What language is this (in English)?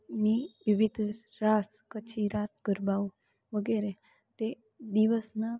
Gujarati